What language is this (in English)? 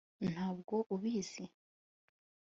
Kinyarwanda